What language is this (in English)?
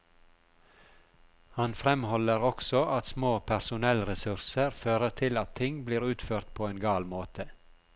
Norwegian